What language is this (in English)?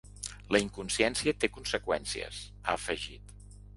Catalan